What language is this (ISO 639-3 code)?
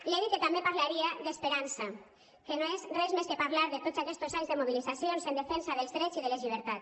cat